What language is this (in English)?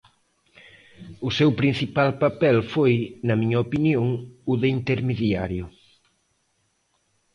Galician